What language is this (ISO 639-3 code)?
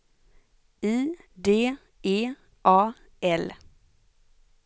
swe